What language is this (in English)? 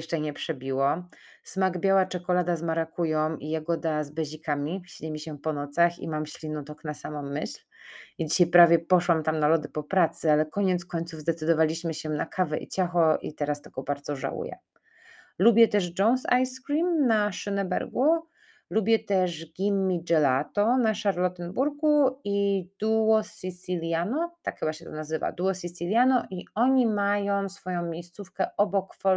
Polish